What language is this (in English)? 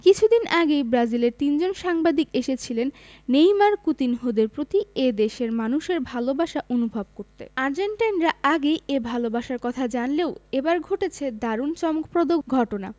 Bangla